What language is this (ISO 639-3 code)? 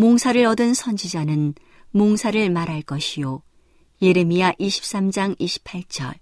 kor